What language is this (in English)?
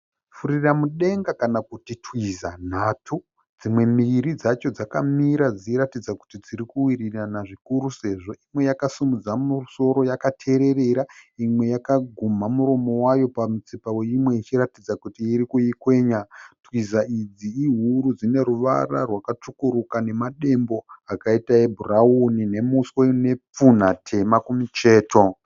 Shona